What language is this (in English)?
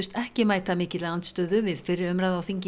Icelandic